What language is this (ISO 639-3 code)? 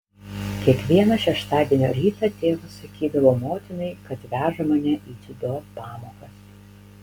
lit